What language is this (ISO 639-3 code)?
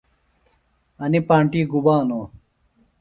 phl